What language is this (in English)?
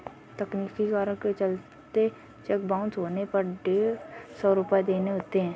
Hindi